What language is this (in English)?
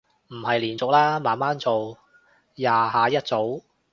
Cantonese